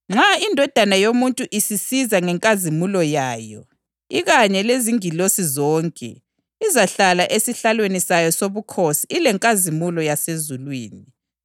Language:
North Ndebele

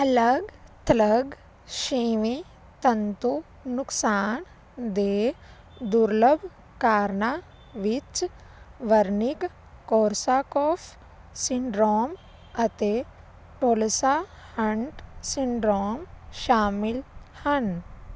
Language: Punjabi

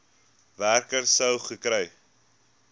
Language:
Afrikaans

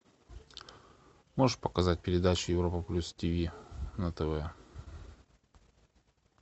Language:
Russian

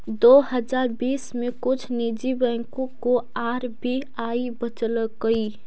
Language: Magahi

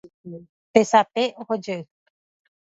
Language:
Guarani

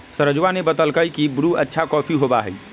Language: Magahi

